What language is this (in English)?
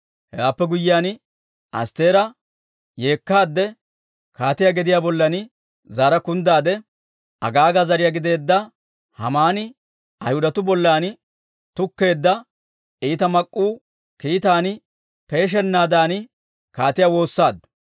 Dawro